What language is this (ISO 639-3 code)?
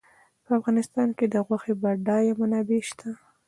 pus